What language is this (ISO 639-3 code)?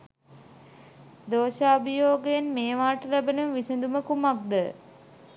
sin